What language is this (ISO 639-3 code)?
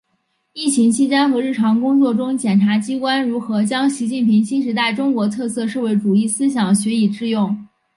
zho